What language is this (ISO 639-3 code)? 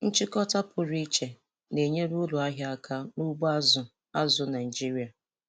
ibo